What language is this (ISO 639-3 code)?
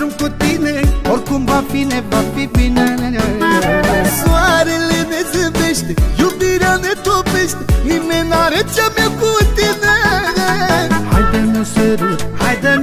ron